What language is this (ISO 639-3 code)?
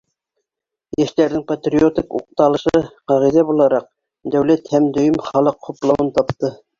bak